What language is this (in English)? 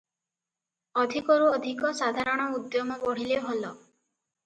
Odia